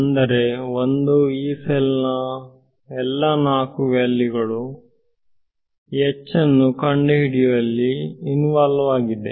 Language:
Kannada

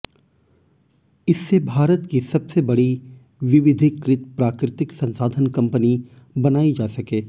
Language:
Hindi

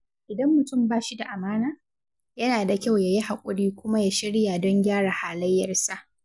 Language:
Hausa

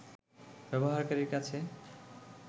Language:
Bangla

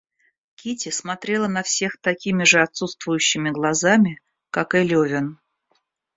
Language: Russian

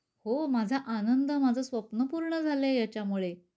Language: Marathi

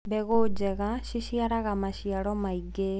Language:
Kikuyu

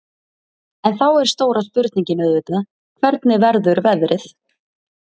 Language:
Icelandic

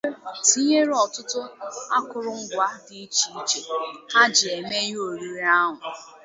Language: Igbo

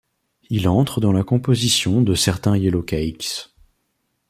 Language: French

